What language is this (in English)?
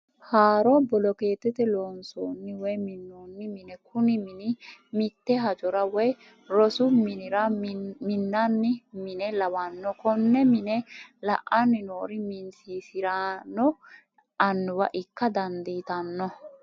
Sidamo